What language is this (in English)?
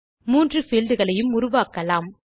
Tamil